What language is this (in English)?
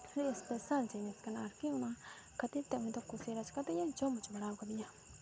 Santali